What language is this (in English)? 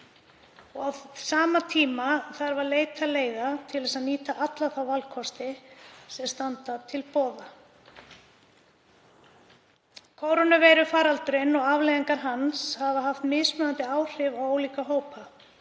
Icelandic